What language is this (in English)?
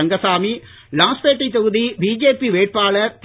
Tamil